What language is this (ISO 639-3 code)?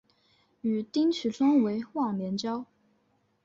zho